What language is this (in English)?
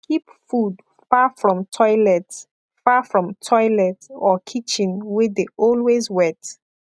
Nigerian Pidgin